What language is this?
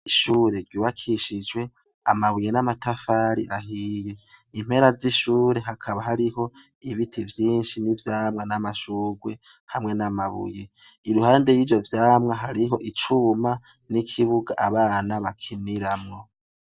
Rundi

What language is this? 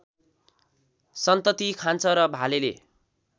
Nepali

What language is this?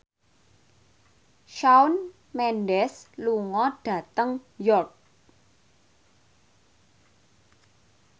Javanese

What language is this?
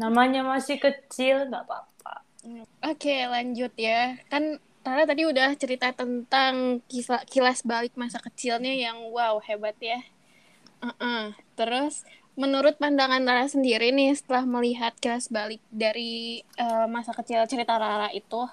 Indonesian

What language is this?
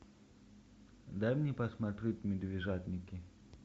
Russian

